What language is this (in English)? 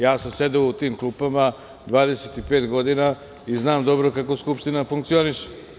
Serbian